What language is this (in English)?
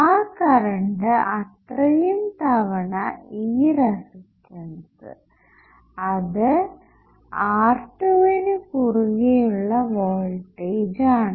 Malayalam